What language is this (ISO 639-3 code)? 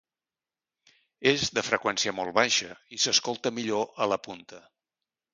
cat